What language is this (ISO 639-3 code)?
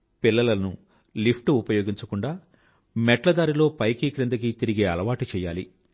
tel